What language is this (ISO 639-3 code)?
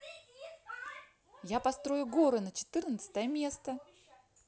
rus